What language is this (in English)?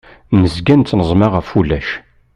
Kabyle